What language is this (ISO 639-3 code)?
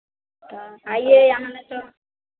hin